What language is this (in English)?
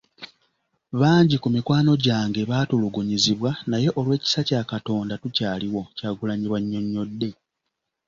Ganda